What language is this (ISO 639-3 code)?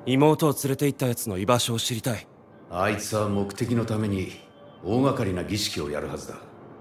jpn